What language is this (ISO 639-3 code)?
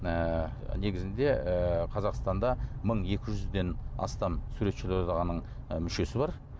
kaz